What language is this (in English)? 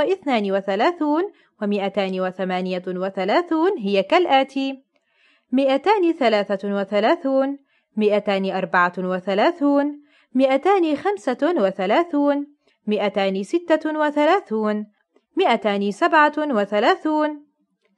Arabic